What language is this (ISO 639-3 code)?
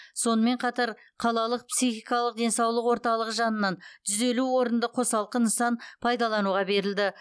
kaz